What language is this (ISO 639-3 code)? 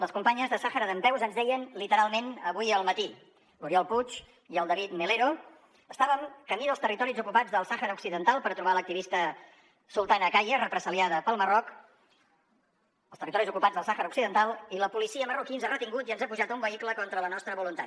cat